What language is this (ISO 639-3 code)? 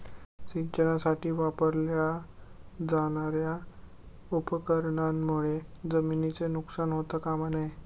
mar